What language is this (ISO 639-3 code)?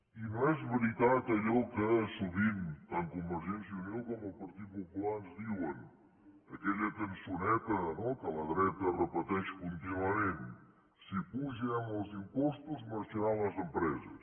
cat